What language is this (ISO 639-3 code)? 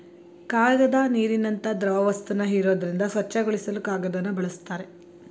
kan